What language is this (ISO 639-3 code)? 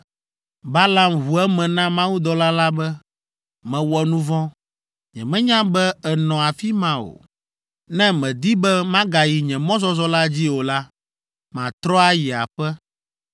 ewe